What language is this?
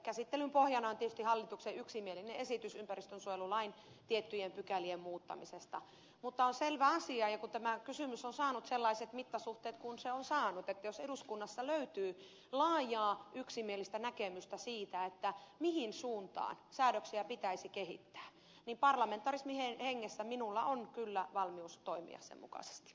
Finnish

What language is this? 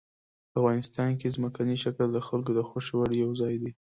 Pashto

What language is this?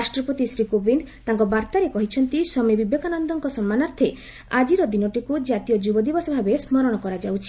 Odia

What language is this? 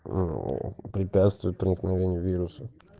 Russian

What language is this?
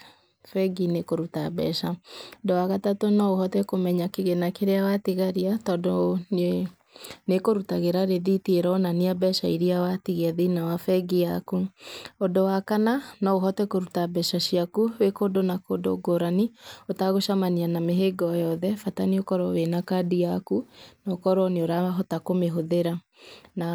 Kikuyu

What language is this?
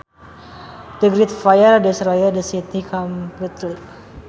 Sundanese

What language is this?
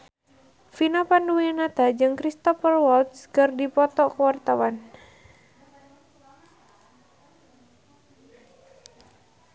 Sundanese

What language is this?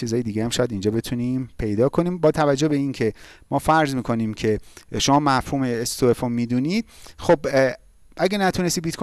Persian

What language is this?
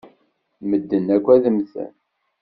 Kabyle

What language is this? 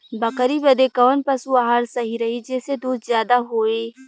Bhojpuri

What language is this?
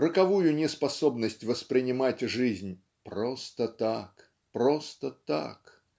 Russian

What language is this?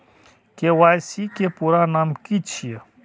Maithili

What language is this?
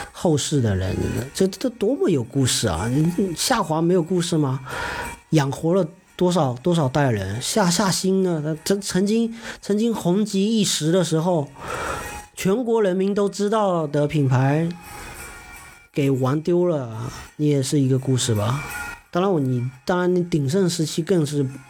Chinese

